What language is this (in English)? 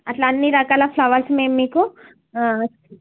Telugu